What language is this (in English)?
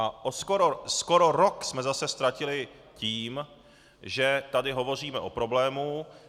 Czech